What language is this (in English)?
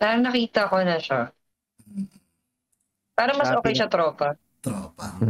Filipino